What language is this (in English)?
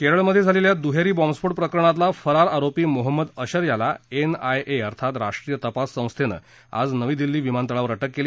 Marathi